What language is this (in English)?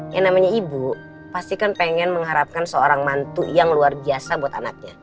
Indonesian